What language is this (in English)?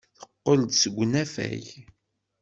Kabyle